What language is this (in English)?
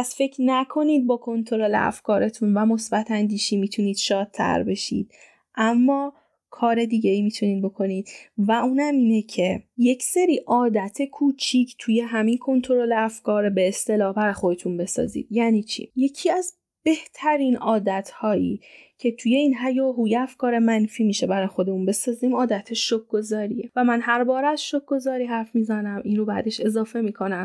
Persian